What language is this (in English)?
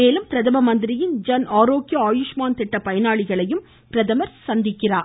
Tamil